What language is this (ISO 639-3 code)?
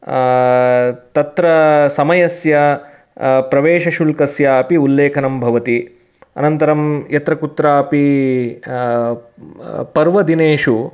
san